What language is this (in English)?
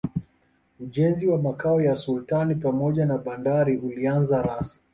Swahili